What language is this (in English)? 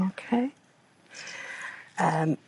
Welsh